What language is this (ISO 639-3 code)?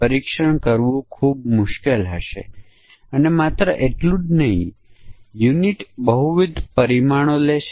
guj